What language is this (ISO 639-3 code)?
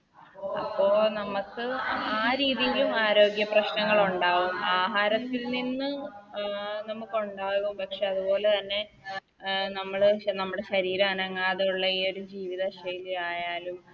mal